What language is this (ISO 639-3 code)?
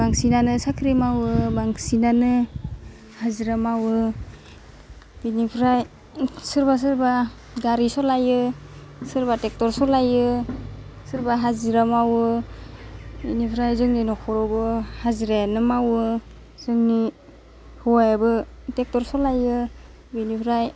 brx